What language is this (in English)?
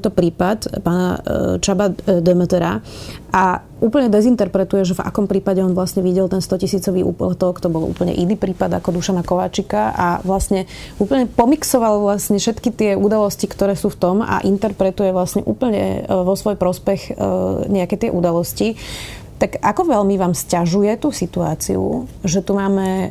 Slovak